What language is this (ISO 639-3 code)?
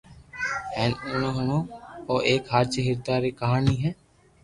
lrk